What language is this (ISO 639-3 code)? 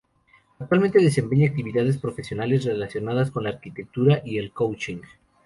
spa